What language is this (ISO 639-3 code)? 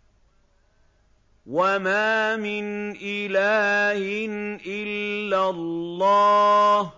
ara